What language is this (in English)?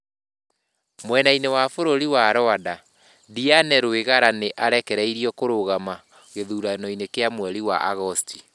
Kikuyu